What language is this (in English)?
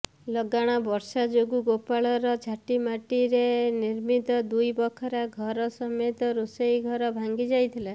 Odia